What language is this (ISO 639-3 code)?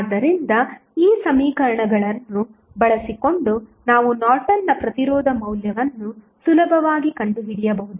kan